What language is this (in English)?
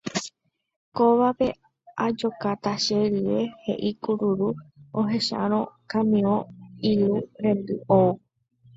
Guarani